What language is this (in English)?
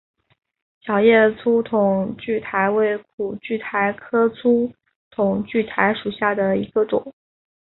Chinese